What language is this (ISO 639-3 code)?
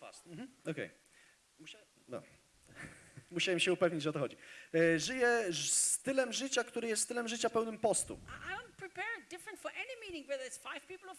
ces